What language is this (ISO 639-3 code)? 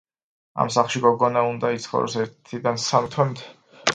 kat